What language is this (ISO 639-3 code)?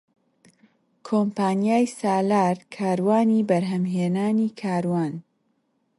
ckb